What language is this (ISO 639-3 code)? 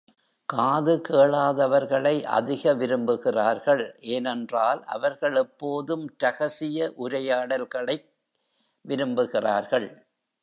tam